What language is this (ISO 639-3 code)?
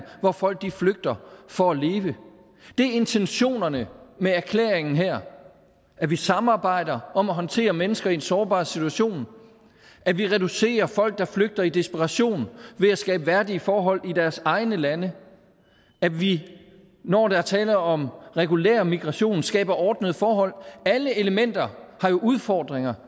dan